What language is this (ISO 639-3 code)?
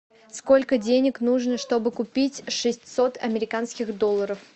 rus